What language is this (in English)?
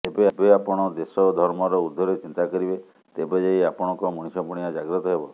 Odia